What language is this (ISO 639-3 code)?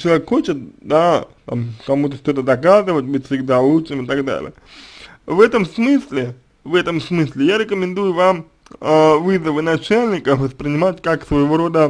rus